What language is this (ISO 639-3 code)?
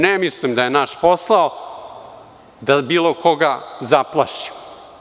srp